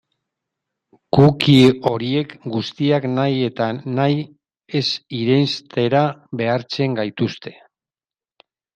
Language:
Basque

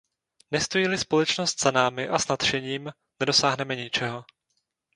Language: Czech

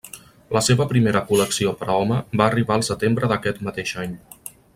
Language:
Catalan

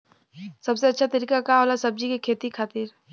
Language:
Bhojpuri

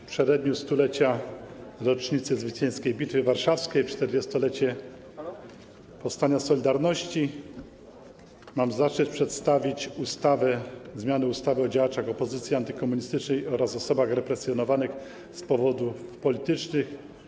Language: Polish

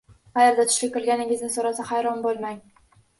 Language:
Uzbek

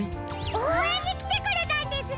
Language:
Japanese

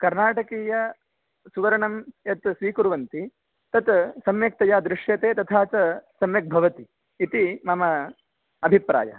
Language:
Sanskrit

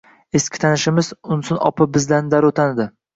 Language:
Uzbek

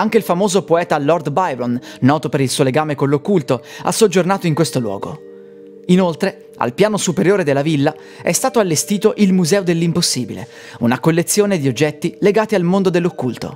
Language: Italian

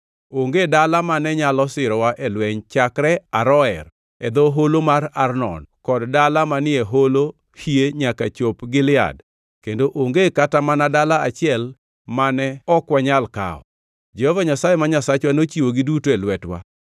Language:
Luo (Kenya and Tanzania)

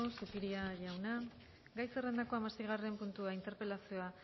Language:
Basque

